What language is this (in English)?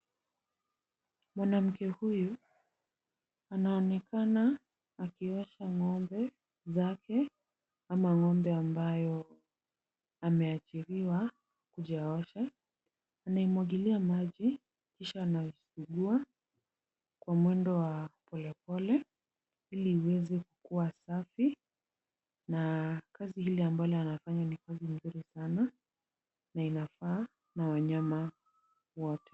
Swahili